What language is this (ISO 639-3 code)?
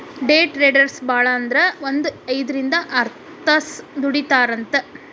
kan